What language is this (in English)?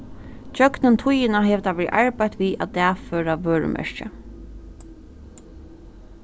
Faroese